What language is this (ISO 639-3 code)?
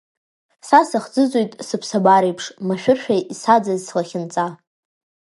abk